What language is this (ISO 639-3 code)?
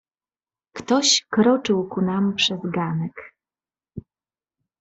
pol